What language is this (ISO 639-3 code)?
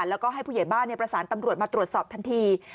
tha